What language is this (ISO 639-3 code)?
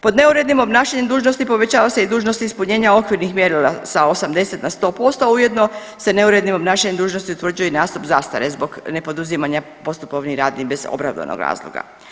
hrv